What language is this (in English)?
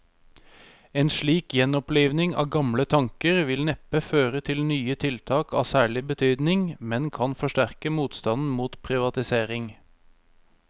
Norwegian